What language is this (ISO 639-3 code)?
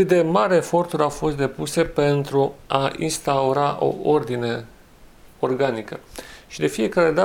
ron